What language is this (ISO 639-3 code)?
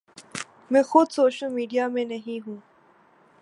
urd